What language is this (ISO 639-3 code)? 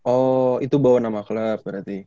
ind